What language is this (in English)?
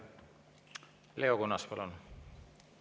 Estonian